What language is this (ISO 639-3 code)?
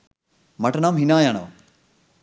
sin